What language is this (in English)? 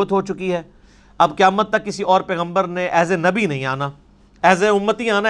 Urdu